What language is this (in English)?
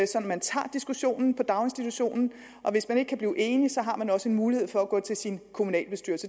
Danish